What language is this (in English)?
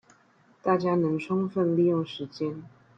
Chinese